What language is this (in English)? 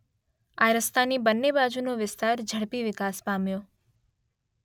Gujarati